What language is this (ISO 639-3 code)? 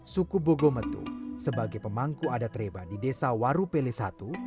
ind